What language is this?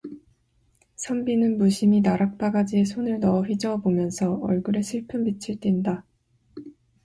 Korean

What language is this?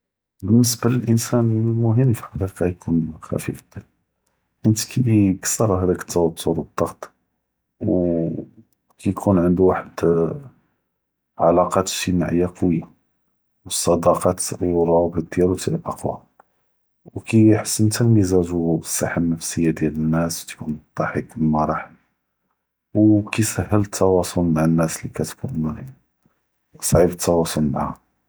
Judeo-Arabic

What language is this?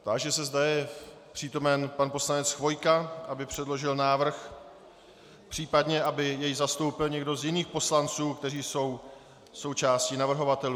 Czech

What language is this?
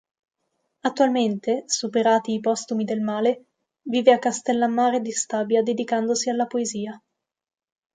Italian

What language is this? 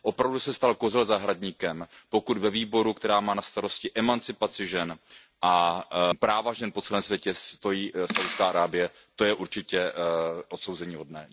Czech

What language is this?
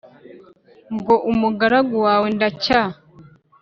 Kinyarwanda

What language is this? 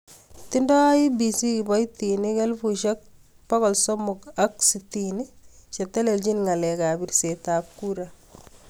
Kalenjin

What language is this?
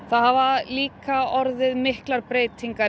Icelandic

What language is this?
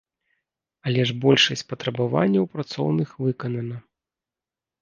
Belarusian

